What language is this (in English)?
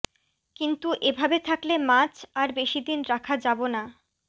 Bangla